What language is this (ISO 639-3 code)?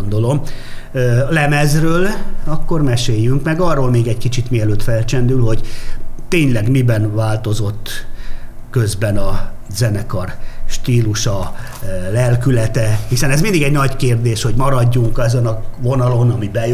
hun